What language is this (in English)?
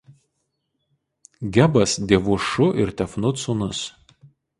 Lithuanian